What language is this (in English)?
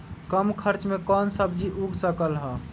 Magahi